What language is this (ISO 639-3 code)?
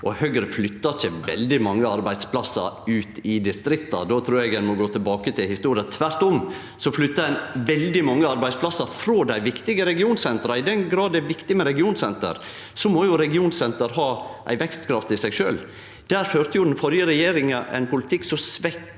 nor